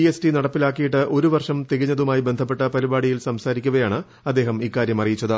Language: Malayalam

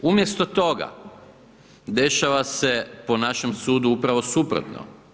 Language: Croatian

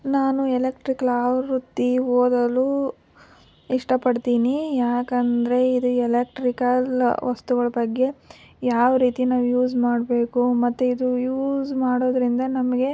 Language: Kannada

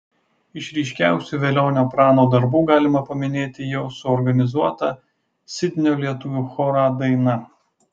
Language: Lithuanian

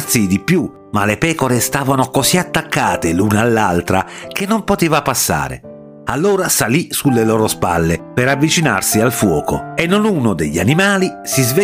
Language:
Italian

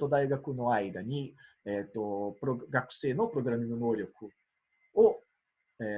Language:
Japanese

